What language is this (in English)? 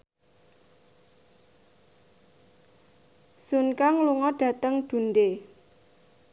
Javanese